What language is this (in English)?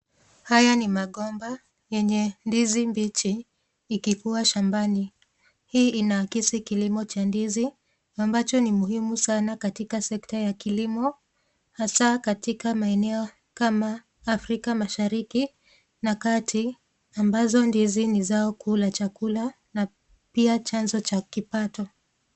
Swahili